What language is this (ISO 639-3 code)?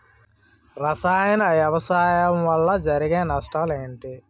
tel